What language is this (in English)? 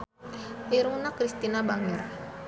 Sundanese